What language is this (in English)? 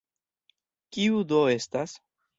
Esperanto